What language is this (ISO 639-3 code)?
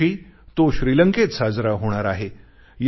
mar